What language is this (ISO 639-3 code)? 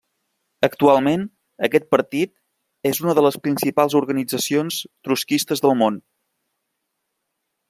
cat